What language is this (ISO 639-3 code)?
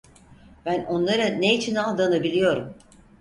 tur